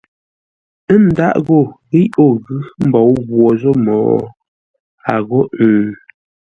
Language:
Ngombale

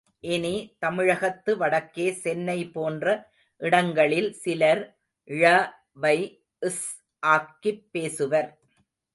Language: Tamil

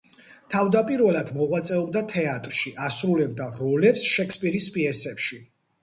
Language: Georgian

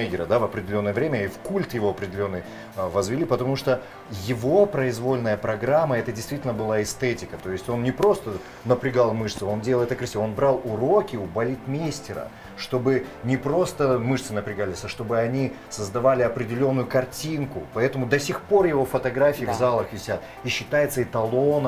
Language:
Russian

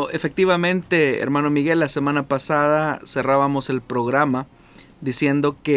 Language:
Spanish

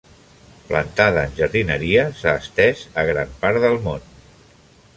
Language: Catalan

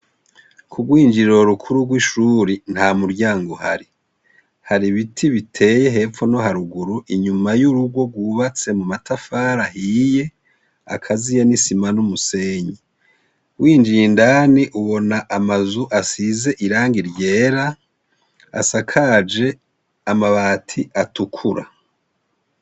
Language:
Rundi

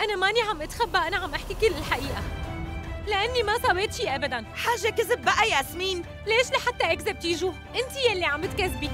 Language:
Arabic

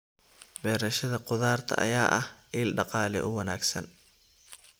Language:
Somali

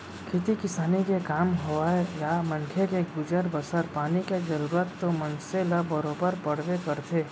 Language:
Chhattisgarhi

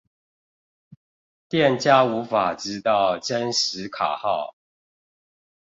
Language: Chinese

